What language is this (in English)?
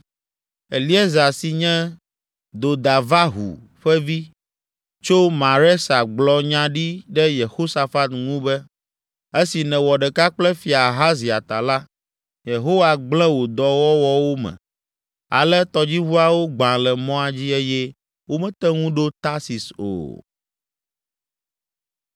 Ewe